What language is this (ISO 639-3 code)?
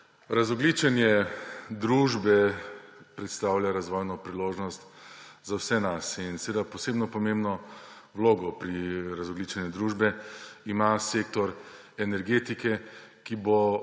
slv